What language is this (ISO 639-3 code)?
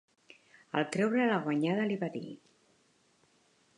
cat